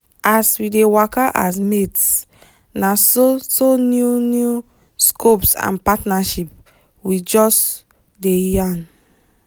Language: Nigerian Pidgin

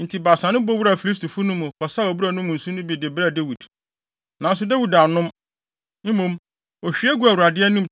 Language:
Akan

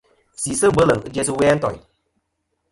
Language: Kom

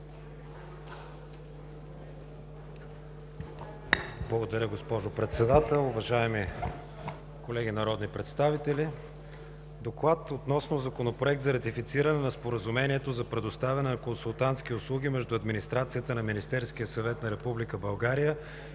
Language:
Bulgarian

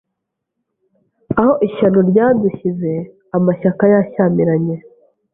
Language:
Kinyarwanda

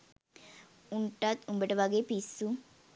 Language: Sinhala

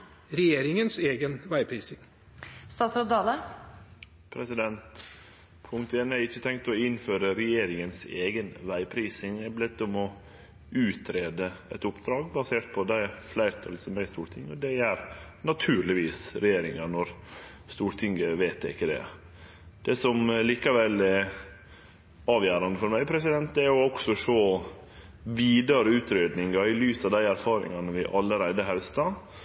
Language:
Norwegian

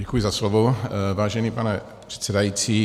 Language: Czech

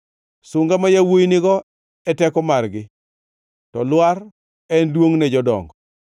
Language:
Luo (Kenya and Tanzania)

